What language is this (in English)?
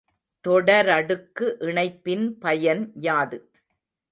Tamil